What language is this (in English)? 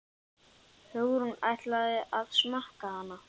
Icelandic